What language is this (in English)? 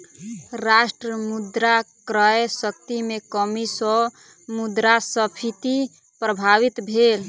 Maithili